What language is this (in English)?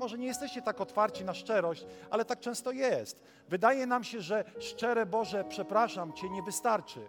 Polish